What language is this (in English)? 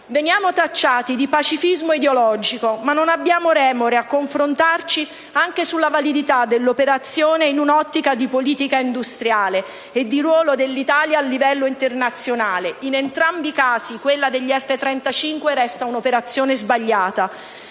Italian